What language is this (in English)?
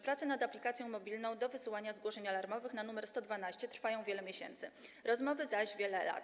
Polish